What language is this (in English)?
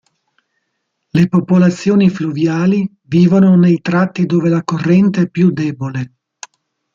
Italian